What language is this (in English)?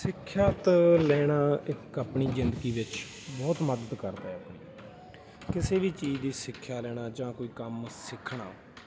Punjabi